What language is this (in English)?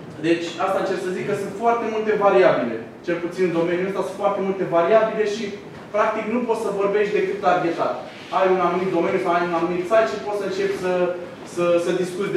Romanian